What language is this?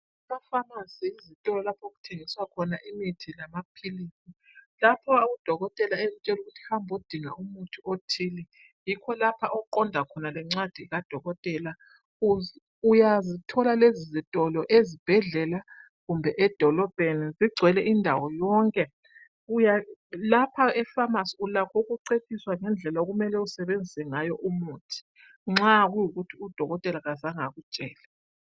North Ndebele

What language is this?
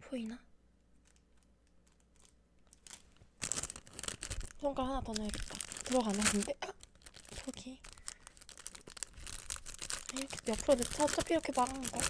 Korean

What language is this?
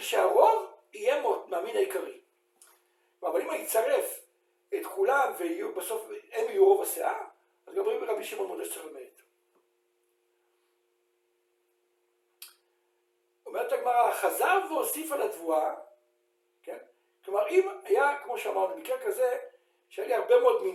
Hebrew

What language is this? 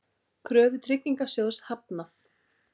Icelandic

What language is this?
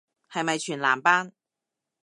Cantonese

